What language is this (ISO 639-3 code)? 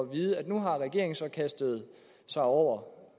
dan